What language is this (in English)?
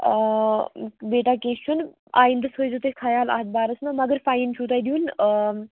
Kashmiri